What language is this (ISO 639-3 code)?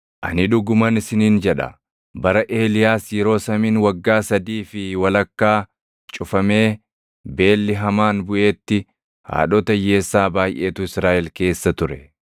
orm